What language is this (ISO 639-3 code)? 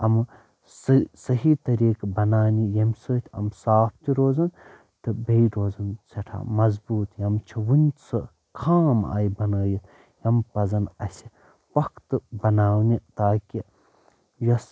kas